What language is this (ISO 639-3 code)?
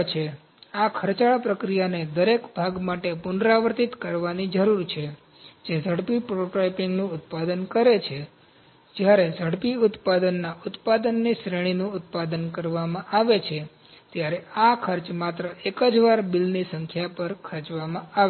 guj